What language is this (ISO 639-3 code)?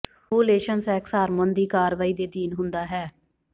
pan